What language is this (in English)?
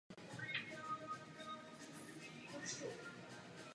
Czech